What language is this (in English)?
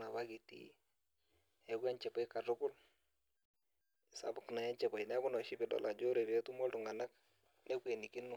Masai